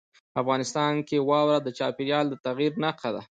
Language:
Pashto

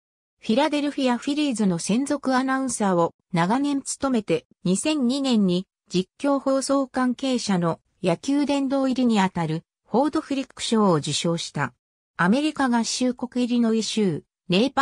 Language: Japanese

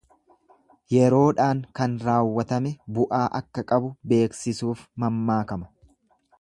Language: Oromo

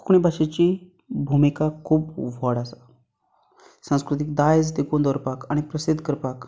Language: Konkani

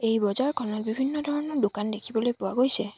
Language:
Assamese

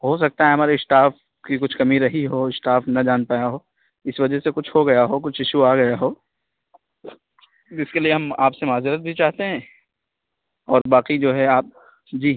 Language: Urdu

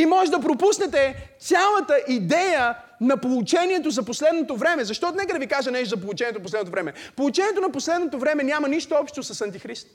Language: Bulgarian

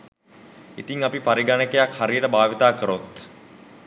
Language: Sinhala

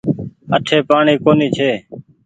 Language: Goaria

